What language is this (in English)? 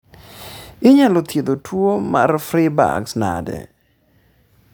Luo (Kenya and Tanzania)